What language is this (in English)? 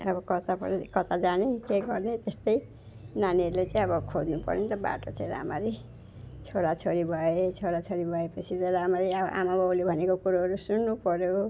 Nepali